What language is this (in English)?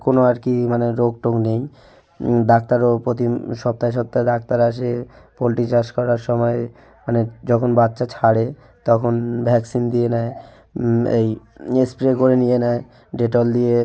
Bangla